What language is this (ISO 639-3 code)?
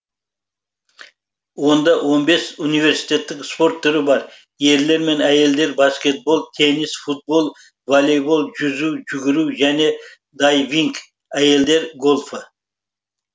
kaz